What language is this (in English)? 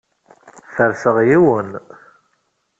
Kabyle